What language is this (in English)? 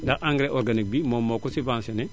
Wolof